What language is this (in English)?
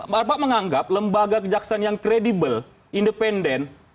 Indonesian